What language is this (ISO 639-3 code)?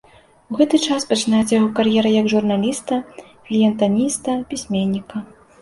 bel